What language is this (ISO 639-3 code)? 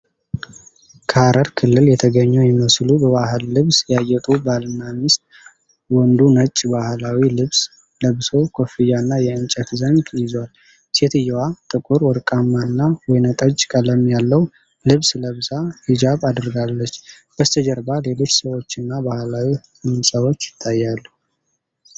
amh